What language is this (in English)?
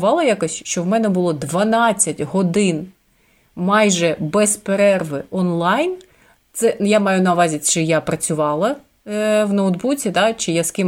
Ukrainian